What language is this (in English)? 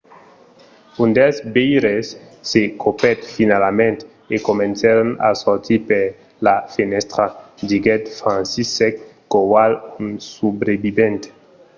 Occitan